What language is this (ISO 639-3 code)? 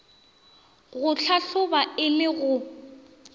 nso